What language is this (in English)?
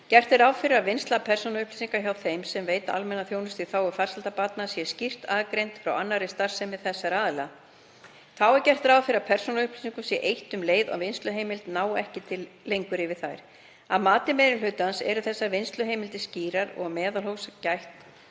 Icelandic